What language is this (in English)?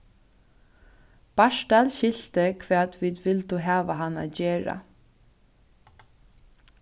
Faroese